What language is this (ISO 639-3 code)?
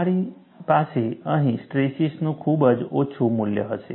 guj